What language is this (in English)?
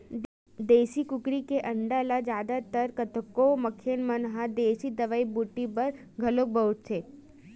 Chhattisgarhi